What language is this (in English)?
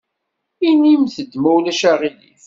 Kabyle